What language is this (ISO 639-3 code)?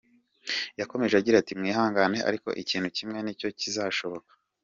kin